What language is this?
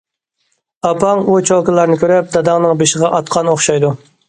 Uyghur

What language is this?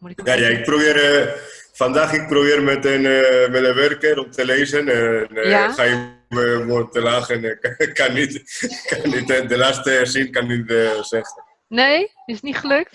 Dutch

